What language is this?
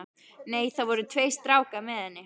Icelandic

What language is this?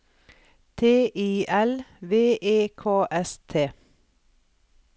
Norwegian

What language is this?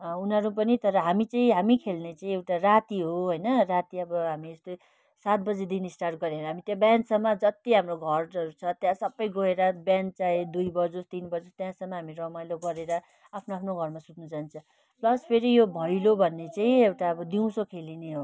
Nepali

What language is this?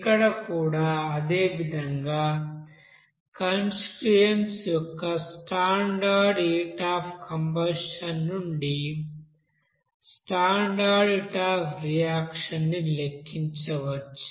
Telugu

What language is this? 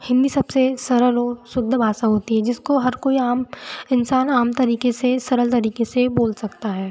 Hindi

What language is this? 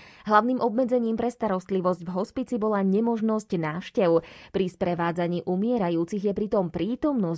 Slovak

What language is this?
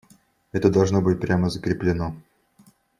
Russian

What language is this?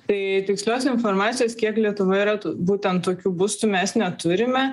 Lithuanian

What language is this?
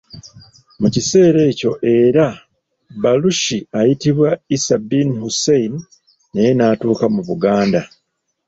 Ganda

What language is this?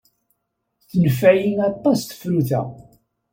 Kabyle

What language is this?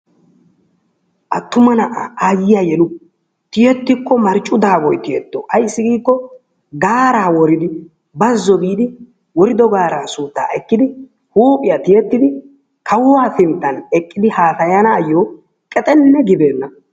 Wolaytta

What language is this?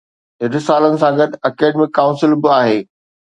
Sindhi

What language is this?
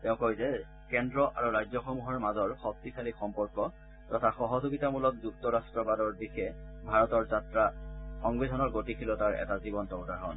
Assamese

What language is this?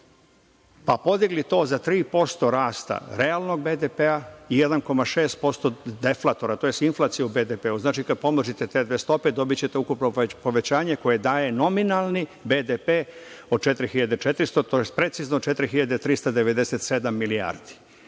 Serbian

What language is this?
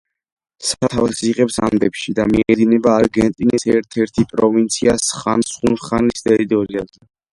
Georgian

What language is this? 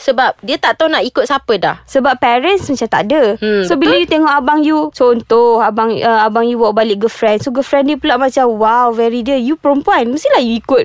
Malay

